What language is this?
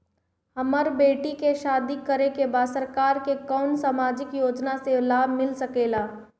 Bhojpuri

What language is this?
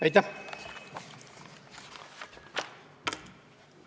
Estonian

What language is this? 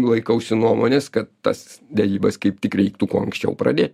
Lithuanian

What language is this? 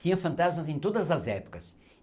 Portuguese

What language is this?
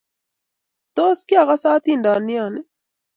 Kalenjin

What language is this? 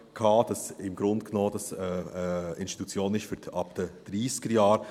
Swiss German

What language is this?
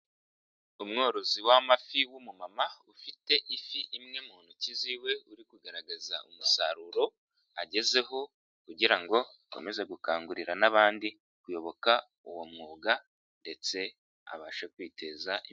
Kinyarwanda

